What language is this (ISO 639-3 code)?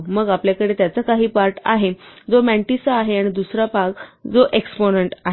mar